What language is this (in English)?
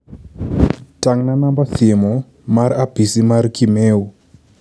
Luo (Kenya and Tanzania)